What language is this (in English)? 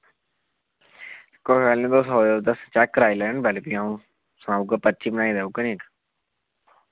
Dogri